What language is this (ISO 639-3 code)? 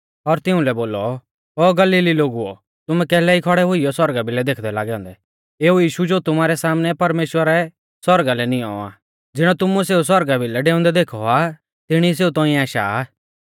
bfz